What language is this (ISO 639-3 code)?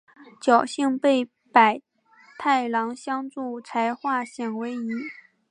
zho